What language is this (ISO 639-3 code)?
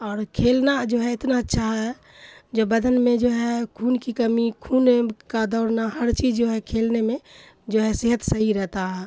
urd